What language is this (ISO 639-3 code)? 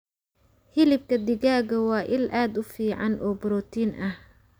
som